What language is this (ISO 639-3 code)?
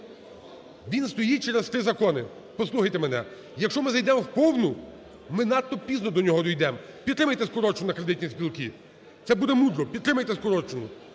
ukr